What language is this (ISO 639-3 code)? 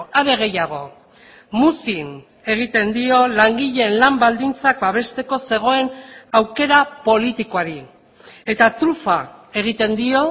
eus